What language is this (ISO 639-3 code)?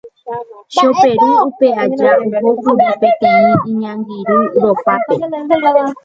grn